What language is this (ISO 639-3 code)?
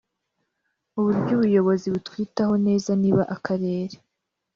kin